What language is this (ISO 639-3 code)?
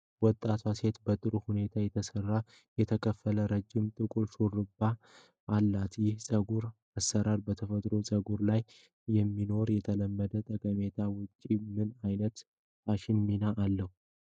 amh